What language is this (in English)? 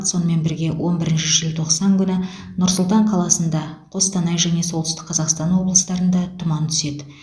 Kazakh